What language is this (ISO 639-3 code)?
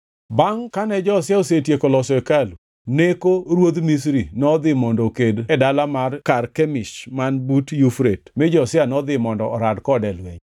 luo